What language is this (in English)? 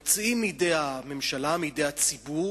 Hebrew